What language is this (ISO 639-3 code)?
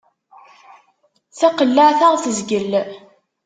kab